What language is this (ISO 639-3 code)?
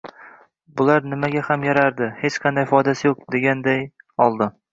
uzb